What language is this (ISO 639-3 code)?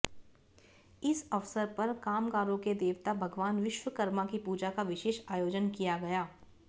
hin